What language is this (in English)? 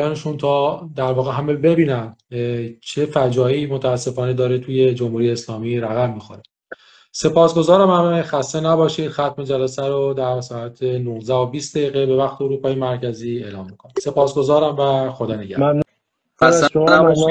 Persian